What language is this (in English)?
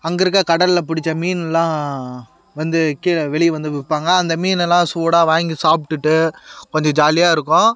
Tamil